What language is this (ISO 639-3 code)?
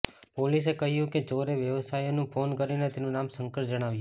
guj